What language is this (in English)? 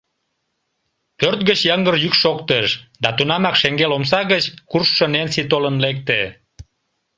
Mari